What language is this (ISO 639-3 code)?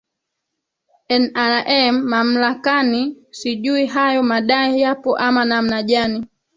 swa